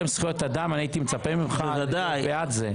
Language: Hebrew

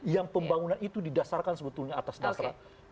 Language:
Indonesian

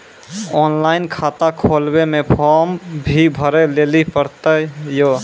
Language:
Maithili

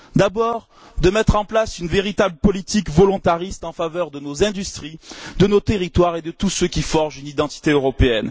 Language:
French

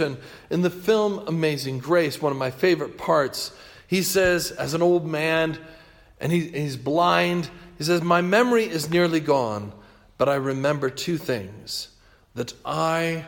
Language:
English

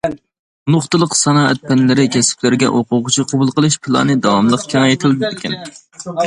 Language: Uyghur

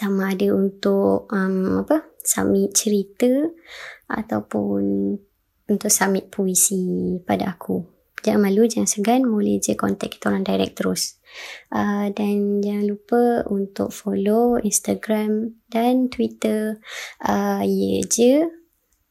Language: Malay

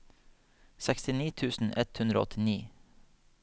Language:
Norwegian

